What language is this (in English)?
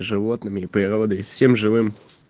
Russian